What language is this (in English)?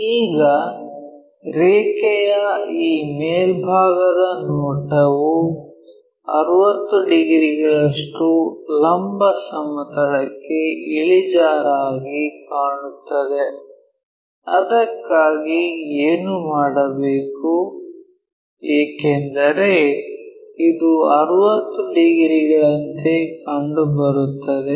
Kannada